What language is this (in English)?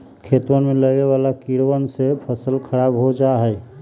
Magahi